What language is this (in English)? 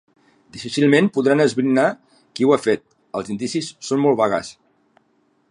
Catalan